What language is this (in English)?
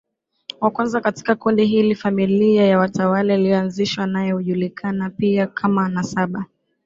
Swahili